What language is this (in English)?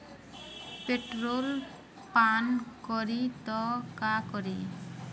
Bhojpuri